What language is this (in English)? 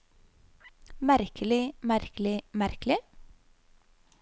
Norwegian